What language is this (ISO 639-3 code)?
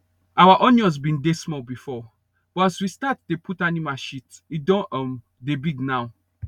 pcm